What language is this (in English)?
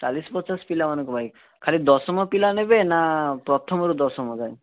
Odia